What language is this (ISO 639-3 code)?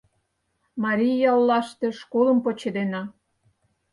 chm